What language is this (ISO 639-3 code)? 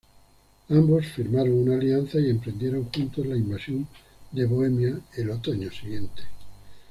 spa